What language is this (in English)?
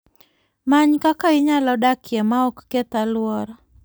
Luo (Kenya and Tanzania)